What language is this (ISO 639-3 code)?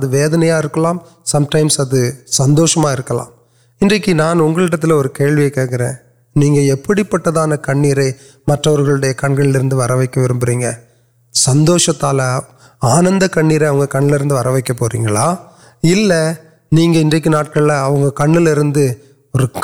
urd